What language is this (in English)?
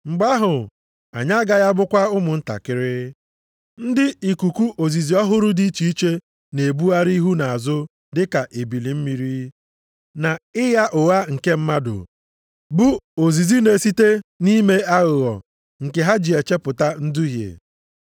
Igbo